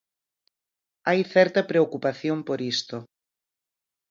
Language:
Galician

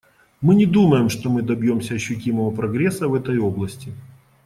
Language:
Russian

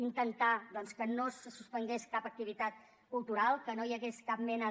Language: Catalan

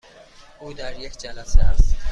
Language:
Persian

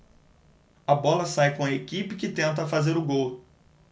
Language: Portuguese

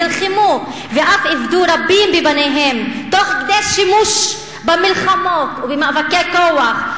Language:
Hebrew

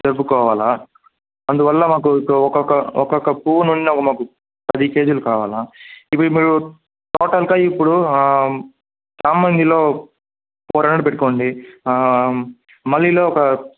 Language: Telugu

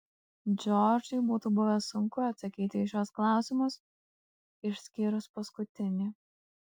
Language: Lithuanian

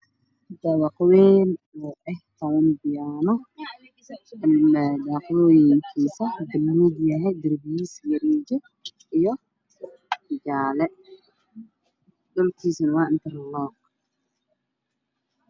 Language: Somali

